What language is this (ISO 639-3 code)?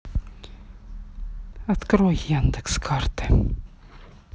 rus